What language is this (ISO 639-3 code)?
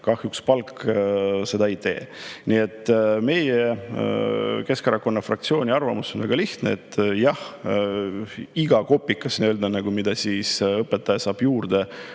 est